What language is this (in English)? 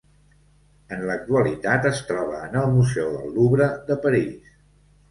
Catalan